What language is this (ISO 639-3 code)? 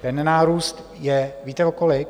ces